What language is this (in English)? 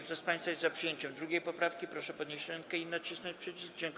Polish